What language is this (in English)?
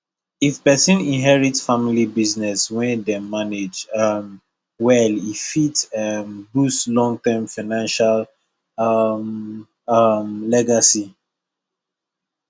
Nigerian Pidgin